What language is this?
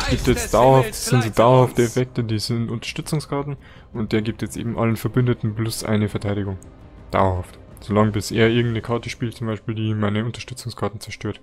German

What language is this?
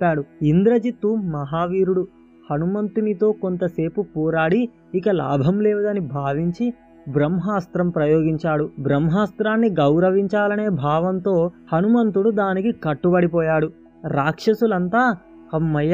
Telugu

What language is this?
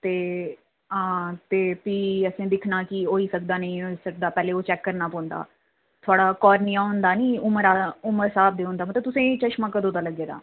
Dogri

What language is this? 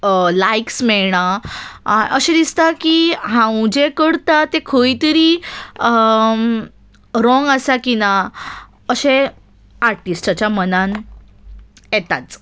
Konkani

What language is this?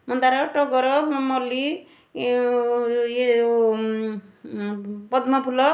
Odia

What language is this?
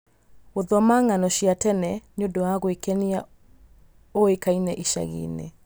Kikuyu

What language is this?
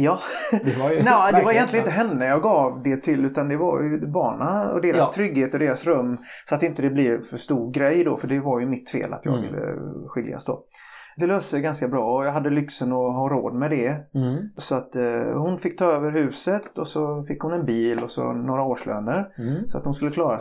Swedish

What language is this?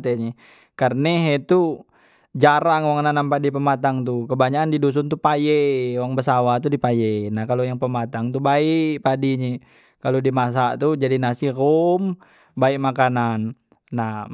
Musi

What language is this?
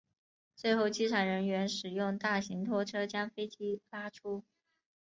Chinese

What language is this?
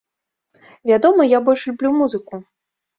Belarusian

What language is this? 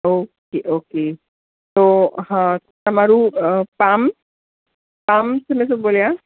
Gujarati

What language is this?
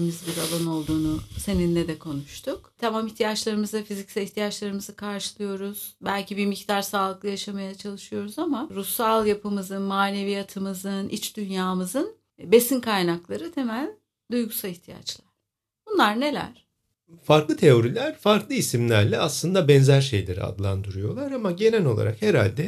Turkish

